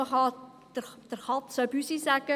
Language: Swiss German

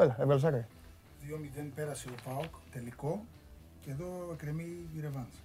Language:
Greek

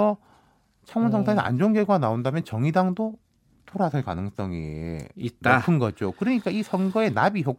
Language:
Korean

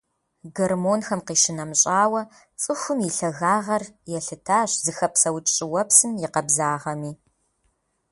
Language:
Kabardian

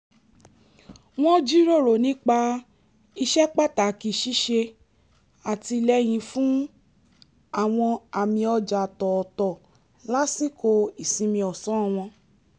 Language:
Yoruba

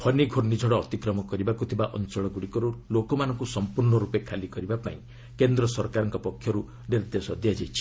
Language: Odia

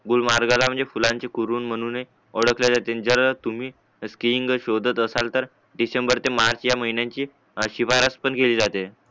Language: Marathi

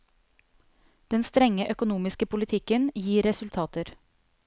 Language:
Norwegian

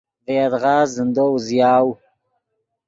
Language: Yidgha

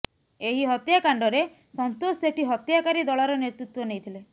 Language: Odia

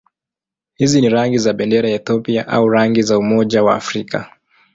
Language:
Swahili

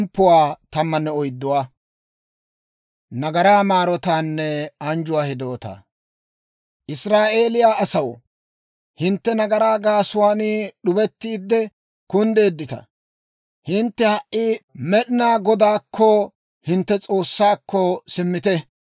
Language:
Dawro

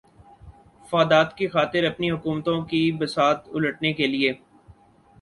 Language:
Urdu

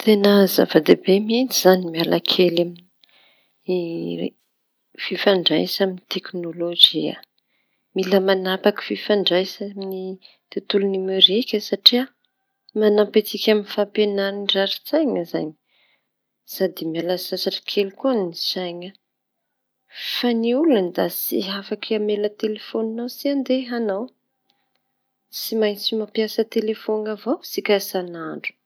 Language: Tanosy Malagasy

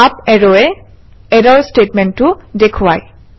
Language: Assamese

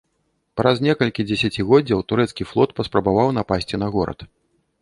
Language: Belarusian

